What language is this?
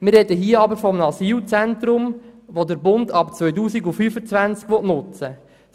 Swiss German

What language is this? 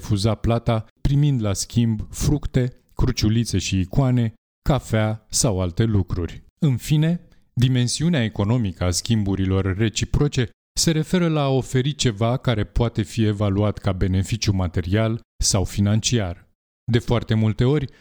Romanian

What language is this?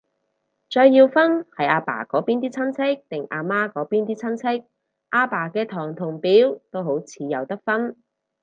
Cantonese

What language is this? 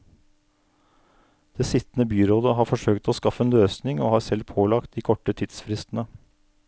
Norwegian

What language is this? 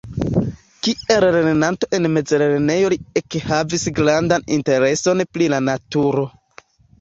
Esperanto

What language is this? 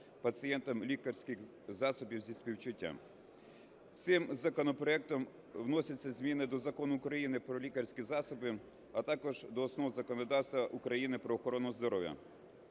Ukrainian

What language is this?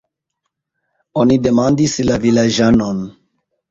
Esperanto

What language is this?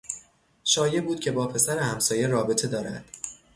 Persian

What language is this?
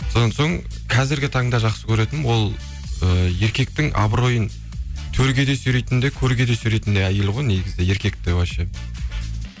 Kazakh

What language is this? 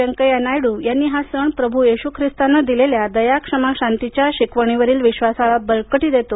Marathi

